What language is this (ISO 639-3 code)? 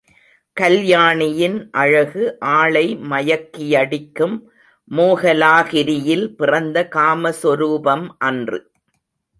tam